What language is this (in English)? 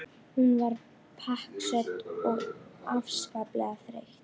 Icelandic